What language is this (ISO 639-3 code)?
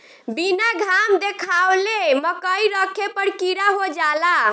bho